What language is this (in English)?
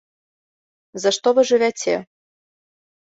Belarusian